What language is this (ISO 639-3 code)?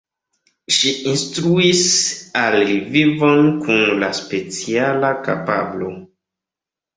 epo